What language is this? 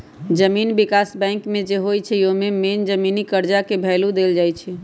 Magahi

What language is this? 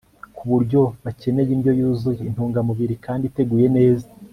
Kinyarwanda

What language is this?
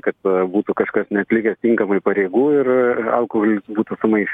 Lithuanian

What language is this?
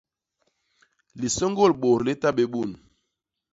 Basaa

